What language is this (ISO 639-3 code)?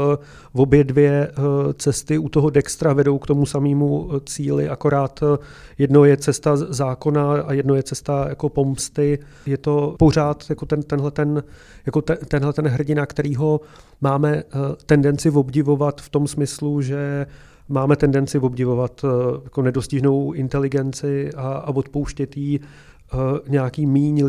ces